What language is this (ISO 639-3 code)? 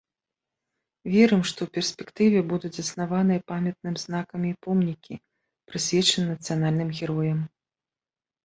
bel